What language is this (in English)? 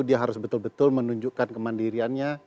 Indonesian